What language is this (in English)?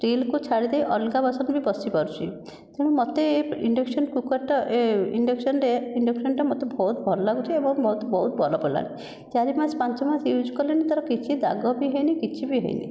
Odia